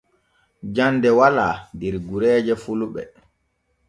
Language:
Borgu Fulfulde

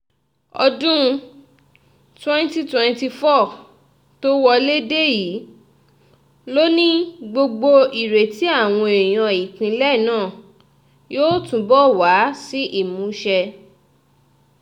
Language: Yoruba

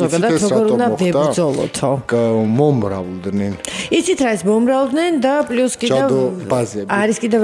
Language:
Romanian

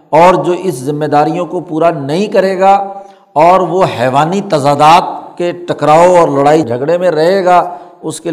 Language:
Urdu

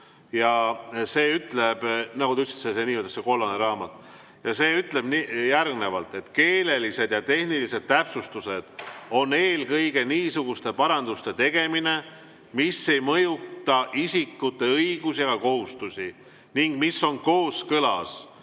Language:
Estonian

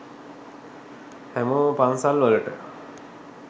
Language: Sinhala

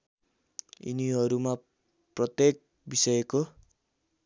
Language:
Nepali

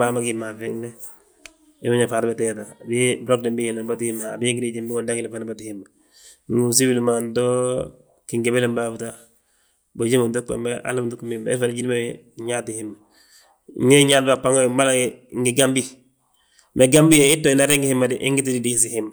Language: Balanta-Ganja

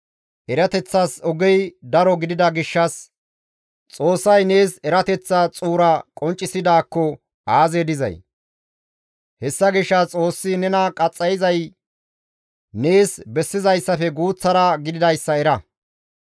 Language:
Gamo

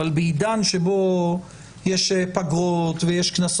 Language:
Hebrew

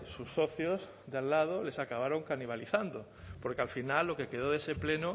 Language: Spanish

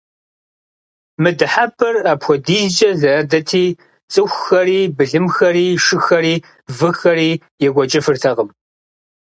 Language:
Kabardian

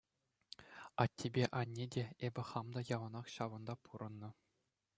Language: Chuvash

